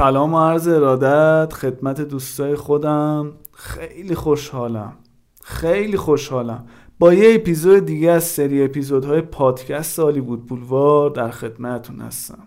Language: Persian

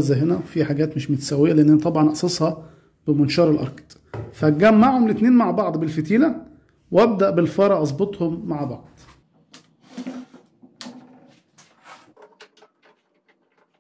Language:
Arabic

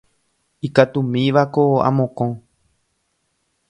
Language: Guarani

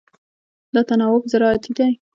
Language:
Pashto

